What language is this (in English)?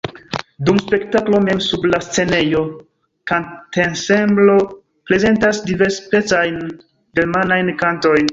Esperanto